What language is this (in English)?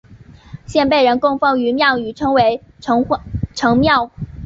Chinese